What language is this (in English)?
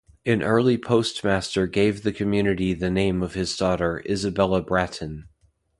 English